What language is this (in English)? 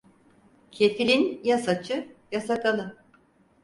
Turkish